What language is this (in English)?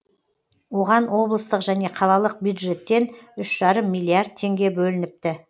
Kazakh